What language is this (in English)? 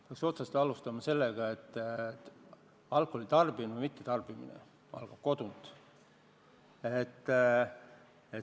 Estonian